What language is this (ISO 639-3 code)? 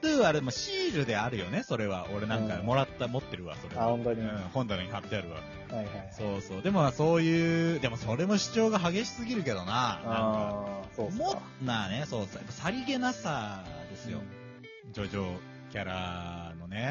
jpn